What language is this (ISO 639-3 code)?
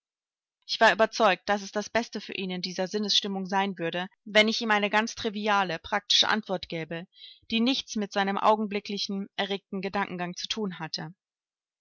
deu